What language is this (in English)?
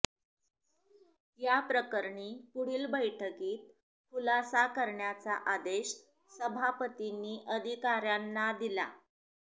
Marathi